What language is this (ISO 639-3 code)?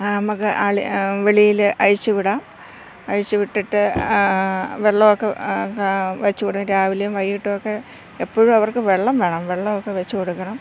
mal